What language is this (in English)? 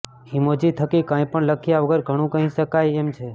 Gujarati